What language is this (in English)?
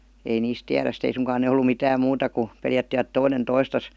Finnish